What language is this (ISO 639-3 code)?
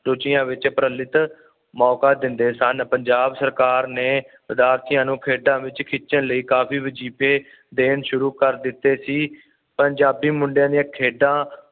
pan